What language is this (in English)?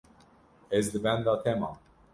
Kurdish